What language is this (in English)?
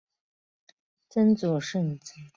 Chinese